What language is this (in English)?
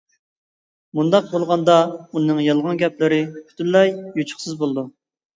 Uyghur